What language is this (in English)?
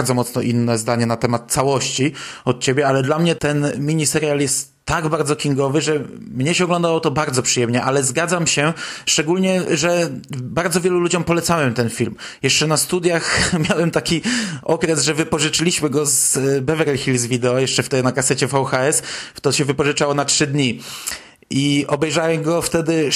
Polish